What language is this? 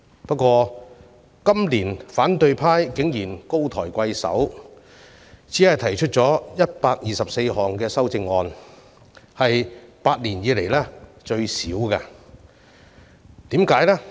Cantonese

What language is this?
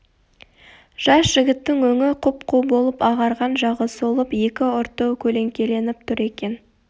Kazakh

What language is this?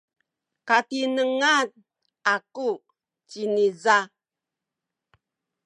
Sakizaya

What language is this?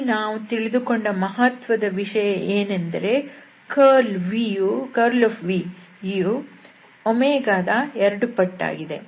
Kannada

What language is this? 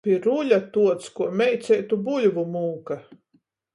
Latgalian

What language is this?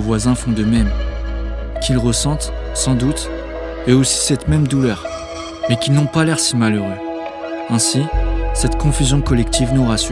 French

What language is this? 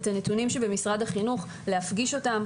Hebrew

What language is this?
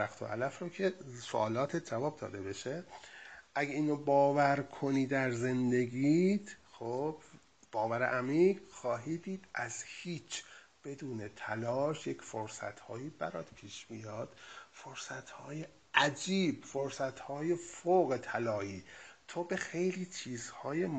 Persian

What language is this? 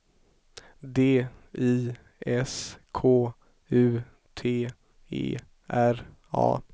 Swedish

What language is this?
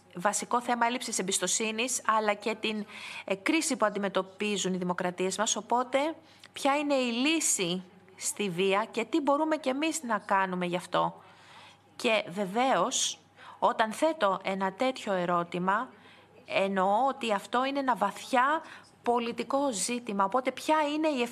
Greek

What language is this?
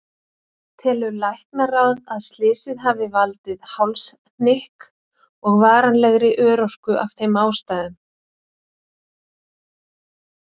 Icelandic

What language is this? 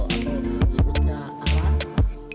Indonesian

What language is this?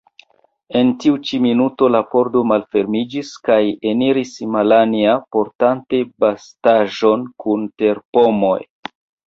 Esperanto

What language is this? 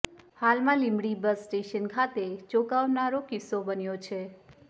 Gujarati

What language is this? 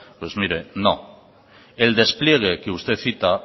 Spanish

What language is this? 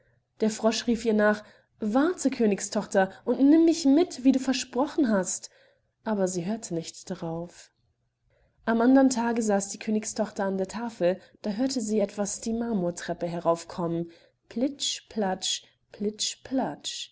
German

